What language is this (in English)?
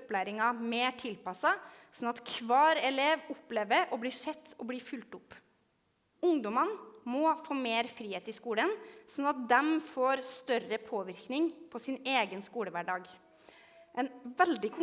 Norwegian